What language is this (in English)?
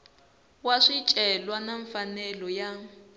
Tsonga